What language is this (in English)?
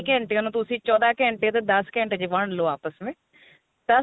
Punjabi